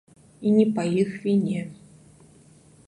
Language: Belarusian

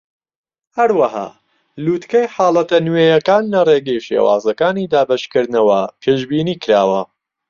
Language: Central Kurdish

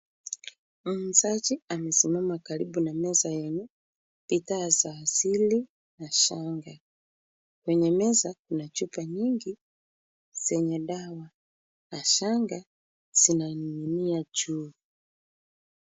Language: Swahili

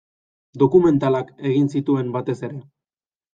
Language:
Basque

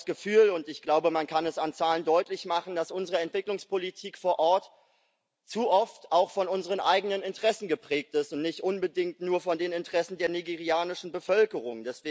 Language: German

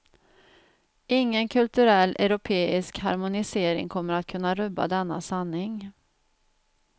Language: Swedish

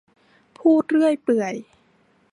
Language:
Thai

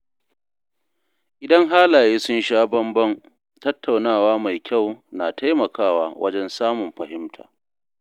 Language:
Hausa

